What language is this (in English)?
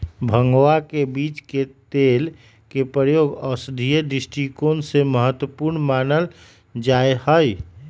Magahi